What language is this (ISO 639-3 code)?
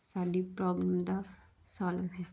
pan